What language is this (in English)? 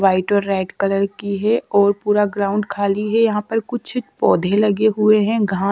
Hindi